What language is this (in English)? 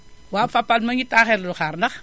Wolof